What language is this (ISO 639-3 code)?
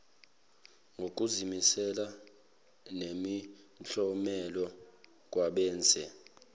zul